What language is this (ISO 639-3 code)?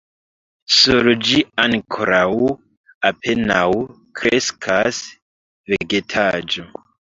epo